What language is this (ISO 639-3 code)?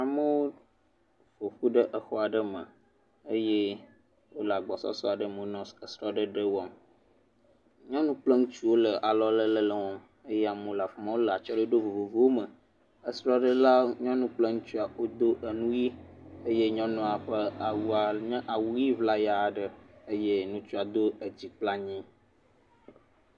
ewe